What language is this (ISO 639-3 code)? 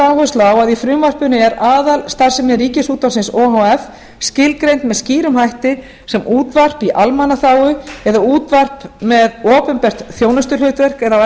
isl